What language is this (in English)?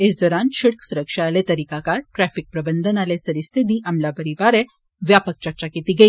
Dogri